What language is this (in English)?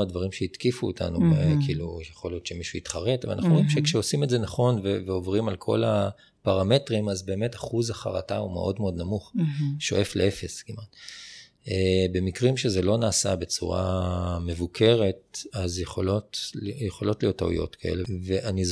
Hebrew